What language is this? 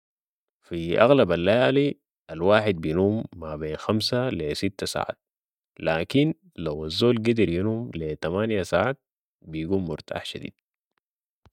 Sudanese Arabic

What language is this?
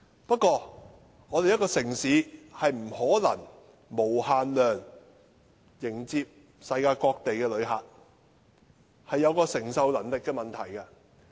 Cantonese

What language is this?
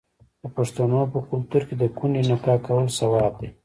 Pashto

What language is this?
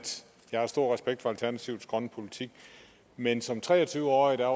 Danish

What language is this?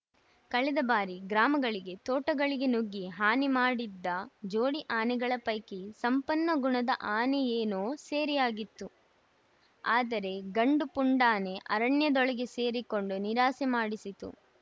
Kannada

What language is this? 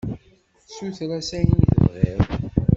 Kabyle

